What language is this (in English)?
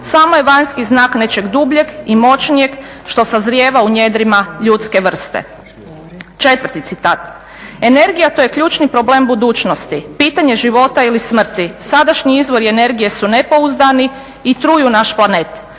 Croatian